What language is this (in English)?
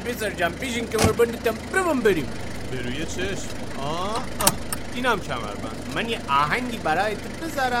Persian